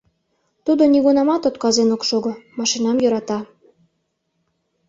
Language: Mari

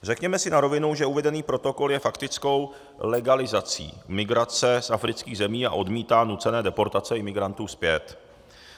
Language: Czech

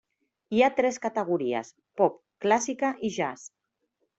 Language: Catalan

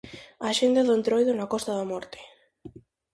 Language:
Galician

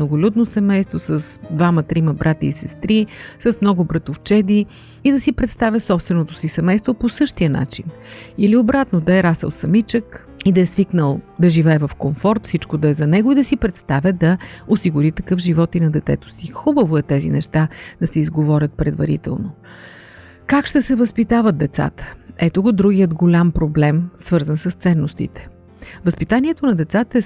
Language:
Bulgarian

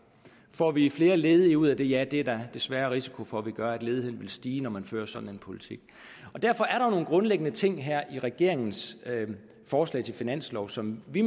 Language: Danish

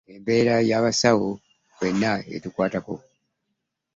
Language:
Ganda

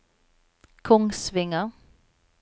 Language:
Norwegian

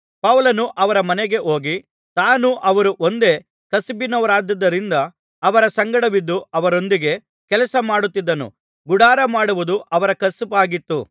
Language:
Kannada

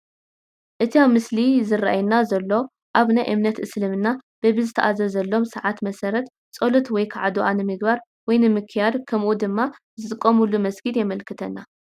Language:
Tigrinya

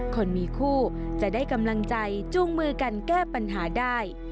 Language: Thai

